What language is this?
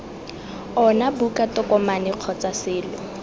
Tswana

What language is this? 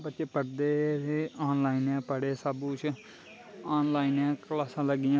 Dogri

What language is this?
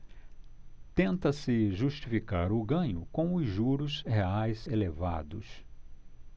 Portuguese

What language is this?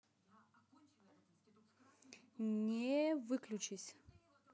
Russian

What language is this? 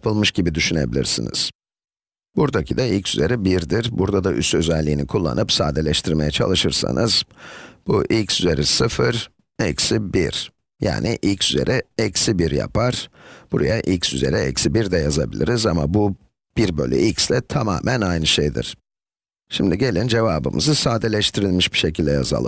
Turkish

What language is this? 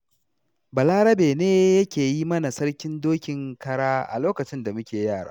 Hausa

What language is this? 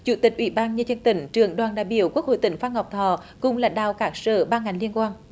Vietnamese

